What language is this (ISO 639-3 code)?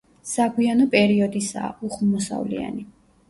kat